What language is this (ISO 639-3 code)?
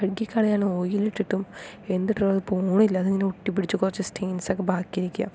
mal